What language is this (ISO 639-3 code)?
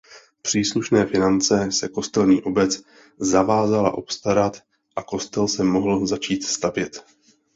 ces